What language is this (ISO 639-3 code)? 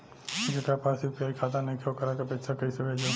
bho